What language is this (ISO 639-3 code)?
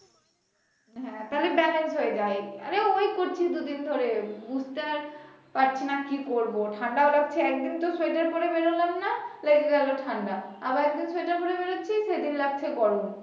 ben